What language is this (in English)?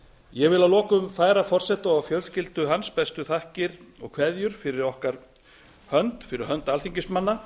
Icelandic